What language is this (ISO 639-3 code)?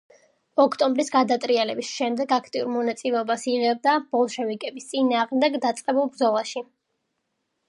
kat